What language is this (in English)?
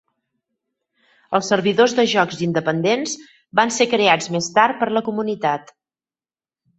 Catalan